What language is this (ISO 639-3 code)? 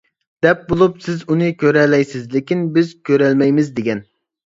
uig